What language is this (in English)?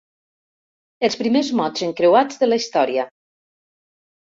Catalan